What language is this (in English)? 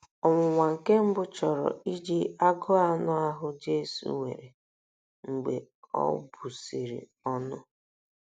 Igbo